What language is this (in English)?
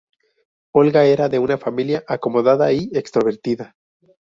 Spanish